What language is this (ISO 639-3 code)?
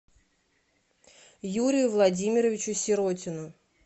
rus